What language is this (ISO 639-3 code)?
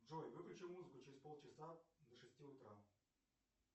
rus